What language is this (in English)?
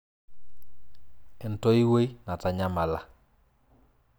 Masai